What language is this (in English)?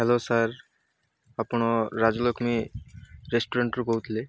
Odia